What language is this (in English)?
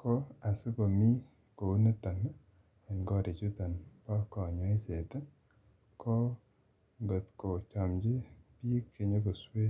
Kalenjin